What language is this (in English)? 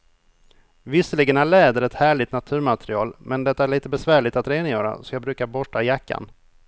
Swedish